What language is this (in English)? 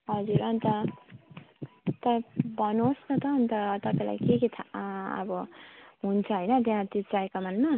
Nepali